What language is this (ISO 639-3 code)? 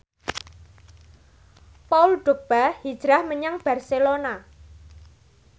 jav